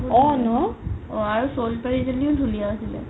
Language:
Assamese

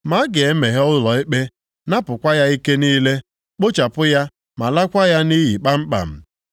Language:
Igbo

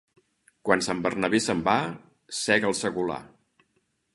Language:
Catalan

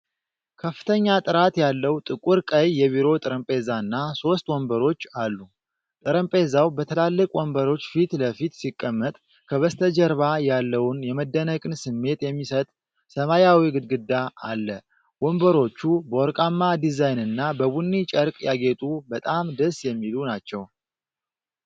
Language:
Amharic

